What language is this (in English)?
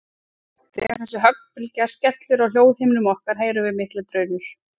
Icelandic